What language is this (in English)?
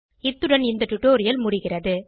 Tamil